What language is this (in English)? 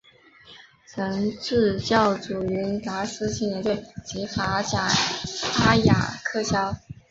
Chinese